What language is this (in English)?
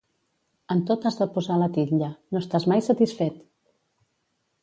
Catalan